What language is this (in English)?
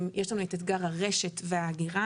Hebrew